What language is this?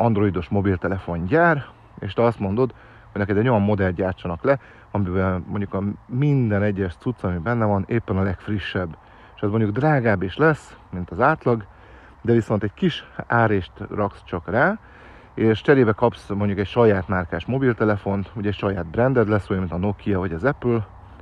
Hungarian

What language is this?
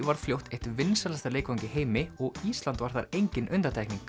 Icelandic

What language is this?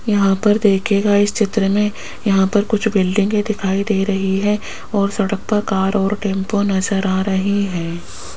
Hindi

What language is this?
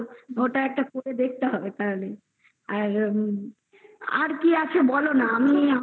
Bangla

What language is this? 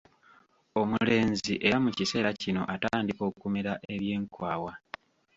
Ganda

